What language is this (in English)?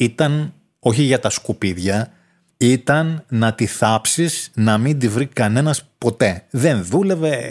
Greek